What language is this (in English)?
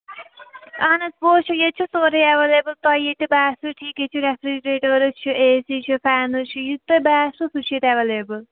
Kashmiri